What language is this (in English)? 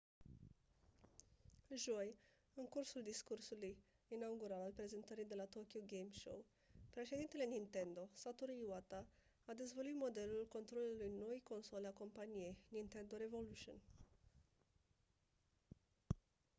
Romanian